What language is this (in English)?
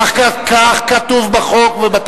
Hebrew